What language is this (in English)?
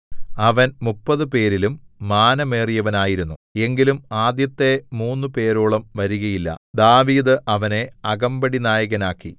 Malayalam